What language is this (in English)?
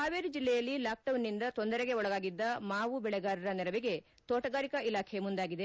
Kannada